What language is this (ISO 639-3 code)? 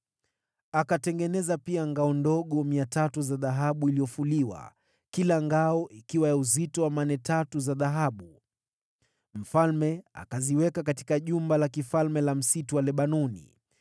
swa